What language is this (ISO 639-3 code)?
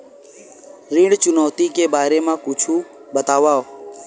hne